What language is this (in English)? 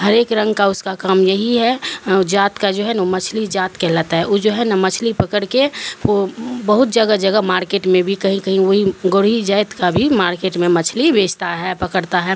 Urdu